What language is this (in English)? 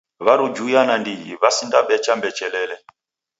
Taita